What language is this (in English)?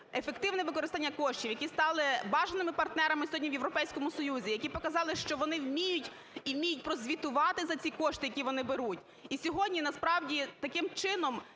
Ukrainian